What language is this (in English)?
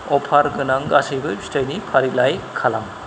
Bodo